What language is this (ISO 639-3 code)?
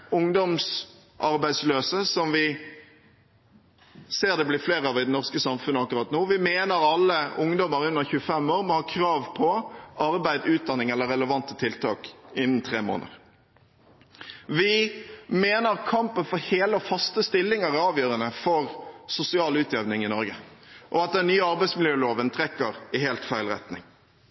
nob